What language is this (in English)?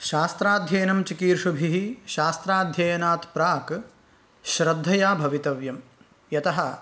Sanskrit